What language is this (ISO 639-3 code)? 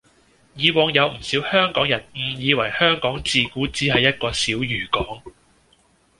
yue